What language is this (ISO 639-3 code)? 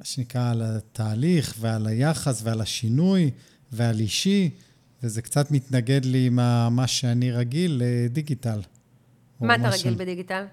heb